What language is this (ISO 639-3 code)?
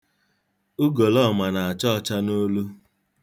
ibo